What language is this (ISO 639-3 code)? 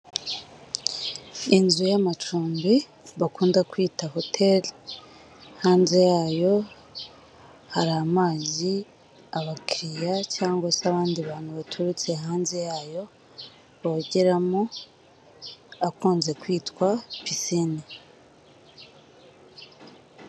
kin